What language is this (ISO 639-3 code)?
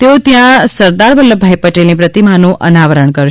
guj